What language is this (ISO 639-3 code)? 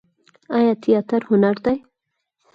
pus